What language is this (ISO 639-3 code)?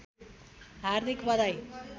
nep